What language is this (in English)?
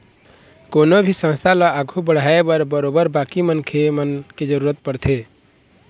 Chhattisgarhi